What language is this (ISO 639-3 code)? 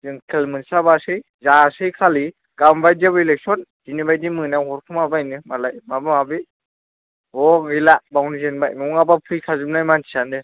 brx